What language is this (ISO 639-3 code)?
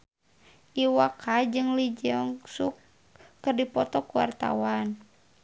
sun